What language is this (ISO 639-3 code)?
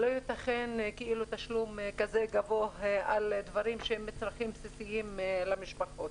heb